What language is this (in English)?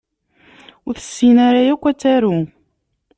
Kabyle